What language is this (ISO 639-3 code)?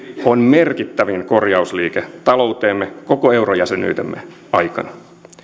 fin